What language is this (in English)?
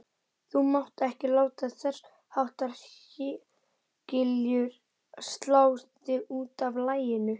Icelandic